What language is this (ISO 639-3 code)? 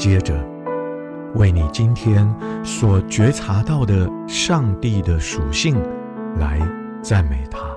zho